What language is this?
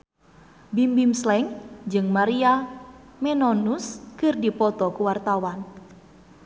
Sundanese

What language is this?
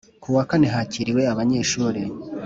Kinyarwanda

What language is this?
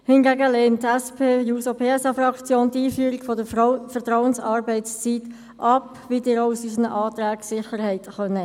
Swiss German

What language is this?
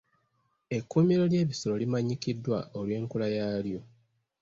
Ganda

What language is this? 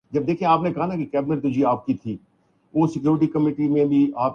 Urdu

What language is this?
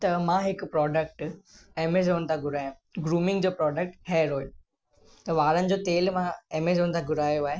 Sindhi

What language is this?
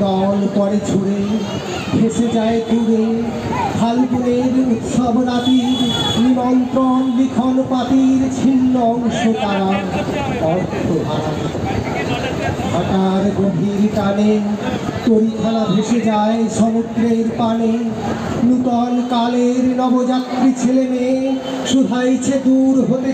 Hindi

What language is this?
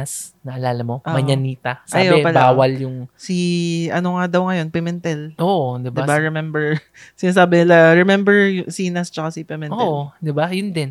Filipino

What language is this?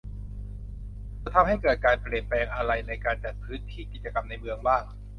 Thai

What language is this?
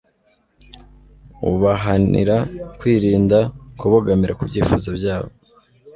Kinyarwanda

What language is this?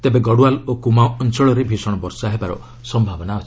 Odia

